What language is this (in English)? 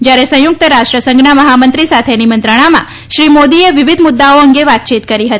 Gujarati